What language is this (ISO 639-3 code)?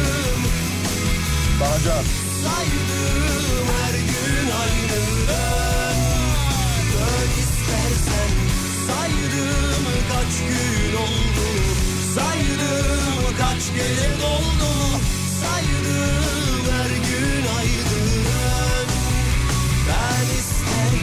tur